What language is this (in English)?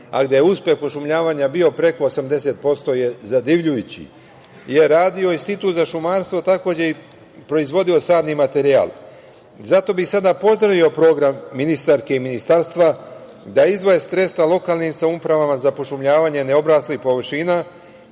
Serbian